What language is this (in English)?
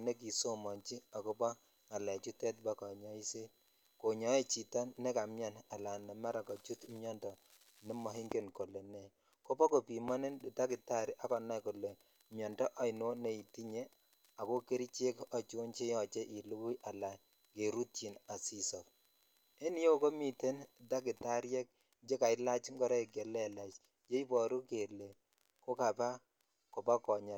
Kalenjin